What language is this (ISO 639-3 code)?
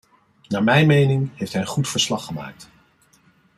nld